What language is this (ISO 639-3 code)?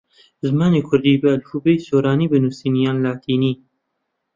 ckb